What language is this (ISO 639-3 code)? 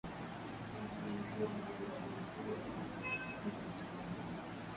swa